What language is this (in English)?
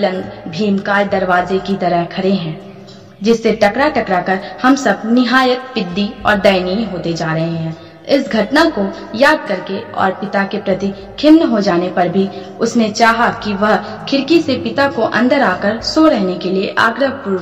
Hindi